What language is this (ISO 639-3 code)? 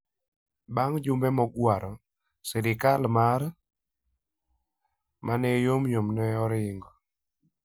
luo